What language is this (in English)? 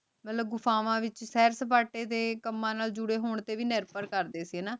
Punjabi